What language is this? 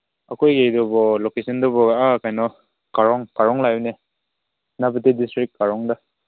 Manipuri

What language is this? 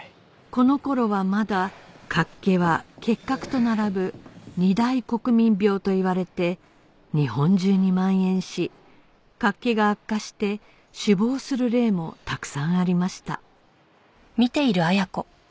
Japanese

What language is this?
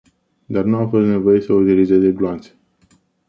Romanian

